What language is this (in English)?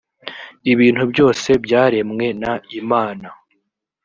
Kinyarwanda